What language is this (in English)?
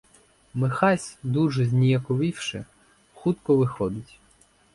Ukrainian